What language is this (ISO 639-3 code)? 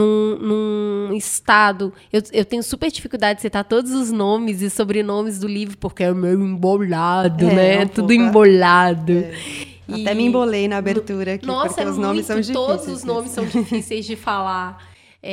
por